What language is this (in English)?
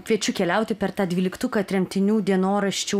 Lithuanian